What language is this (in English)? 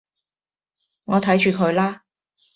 Cantonese